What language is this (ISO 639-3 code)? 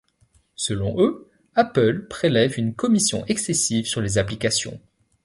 fra